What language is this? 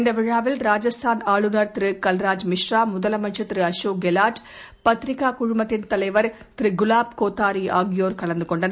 Tamil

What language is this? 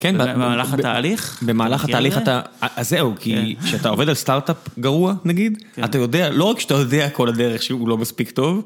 Hebrew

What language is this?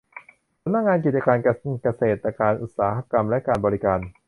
Thai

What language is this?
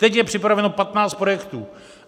Czech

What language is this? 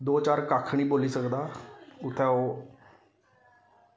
Dogri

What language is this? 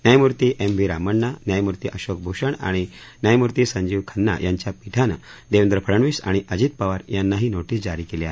Marathi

